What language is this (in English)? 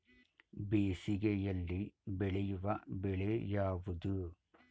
Kannada